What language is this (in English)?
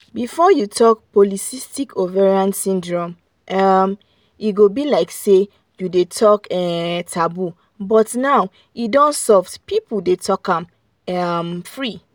Nigerian Pidgin